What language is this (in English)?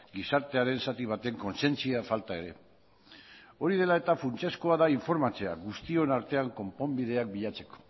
Basque